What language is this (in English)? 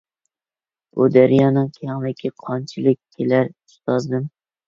Uyghur